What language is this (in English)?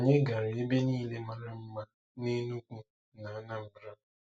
Igbo